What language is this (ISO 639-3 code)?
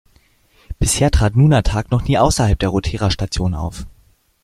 deu